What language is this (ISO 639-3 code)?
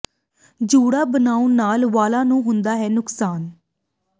pan